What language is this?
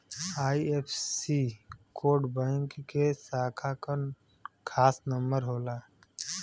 Bhojpuri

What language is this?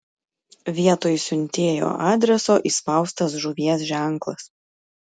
Lithuanian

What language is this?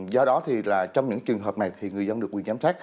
Vietnamese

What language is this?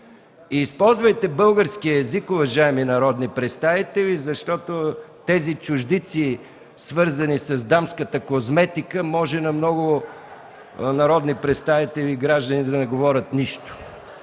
Bulgarian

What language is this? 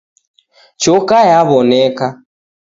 Taita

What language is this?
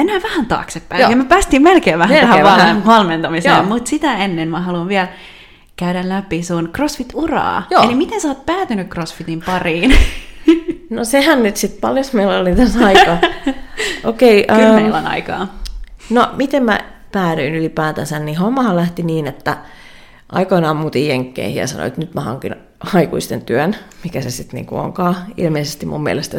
Finnish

